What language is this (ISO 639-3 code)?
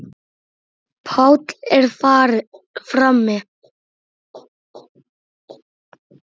isl